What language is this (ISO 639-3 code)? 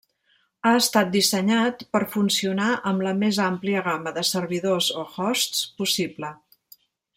cat